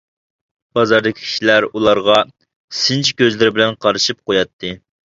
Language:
Uyghur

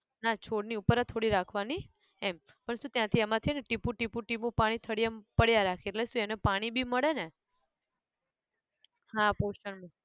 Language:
Gujarati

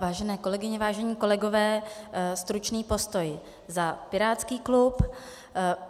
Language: Czech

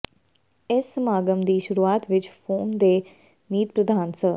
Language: Punjabi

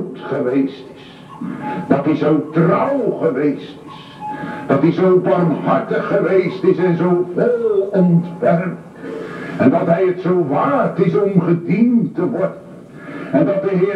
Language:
Dutch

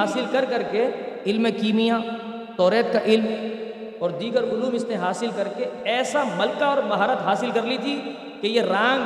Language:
Urdu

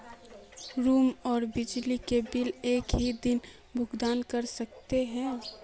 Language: Magahi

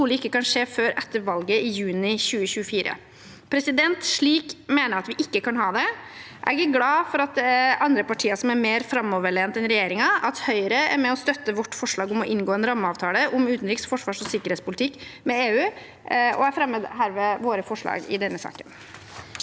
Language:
Norwegian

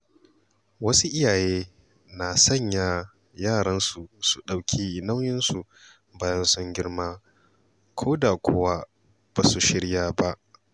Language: Hausa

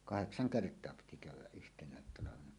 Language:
Finnish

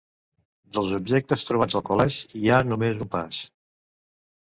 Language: Catalan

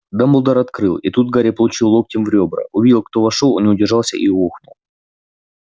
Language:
Russian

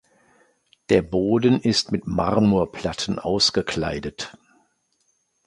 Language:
German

